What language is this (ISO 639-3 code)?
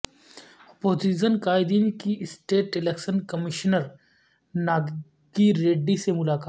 urd